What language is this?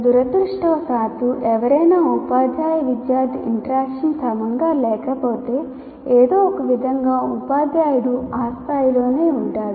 Telugu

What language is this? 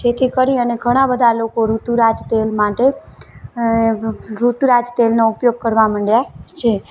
Gujarati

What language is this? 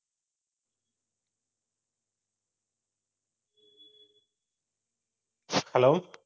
Tamil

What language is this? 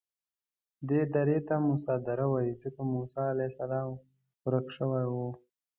Pashto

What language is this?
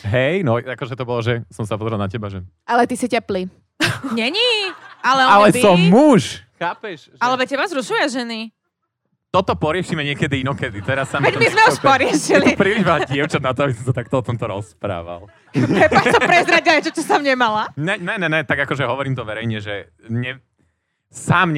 Slovak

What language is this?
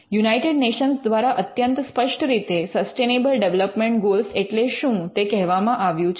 Gujarati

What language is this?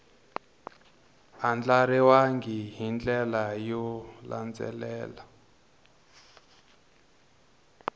Tsonga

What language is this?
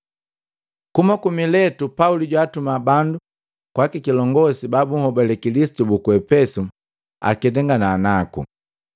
Matengo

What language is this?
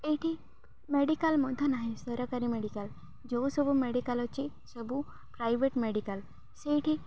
Odia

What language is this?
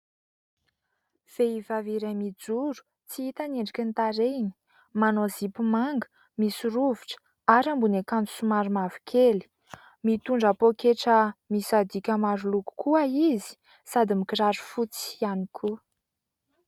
Malagasy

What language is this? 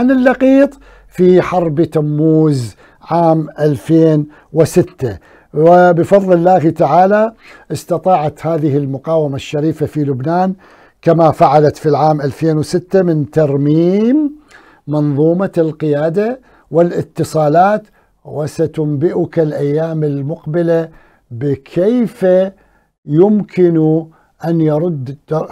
Arabic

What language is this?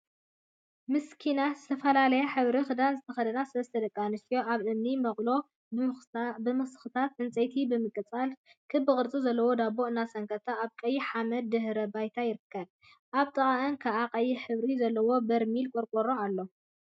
Tigrinya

